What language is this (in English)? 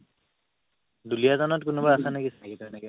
Assamese